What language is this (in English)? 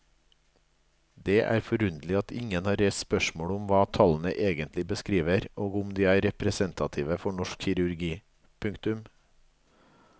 Norwegian